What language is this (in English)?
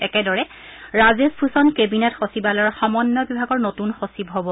Assamese